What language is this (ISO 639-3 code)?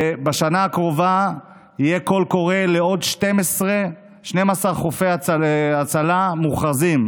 heb